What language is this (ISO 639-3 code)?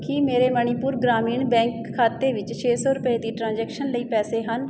pan